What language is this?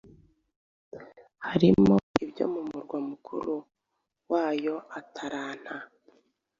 Kinyarwanda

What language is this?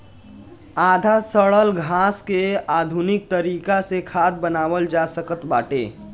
Bhojpuri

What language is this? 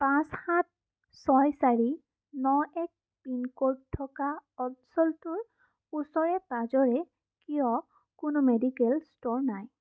Assamese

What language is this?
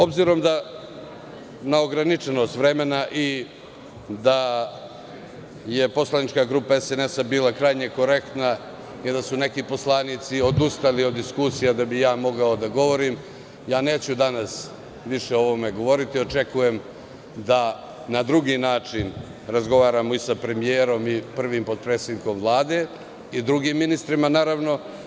Serbian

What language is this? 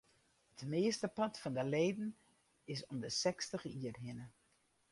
Western Frisian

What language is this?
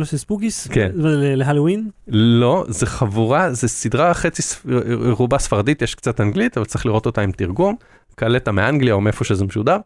Hebrew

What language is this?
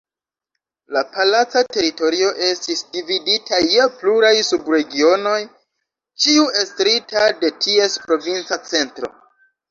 Esperanto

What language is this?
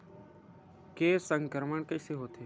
Chhattisgarhi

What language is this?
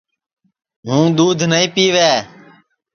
Sansi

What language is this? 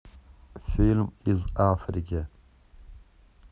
Russian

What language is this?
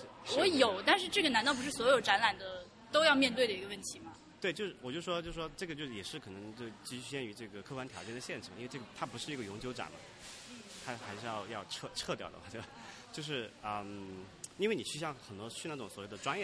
Chinese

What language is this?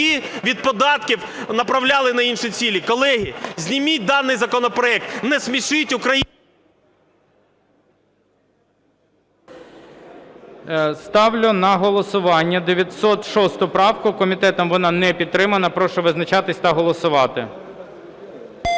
Ukrainian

